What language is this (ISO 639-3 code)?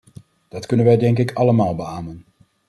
nld